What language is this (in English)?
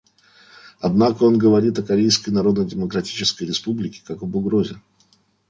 Russian